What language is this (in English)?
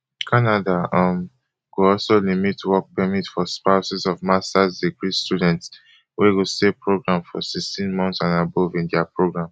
Nigerian Pidgin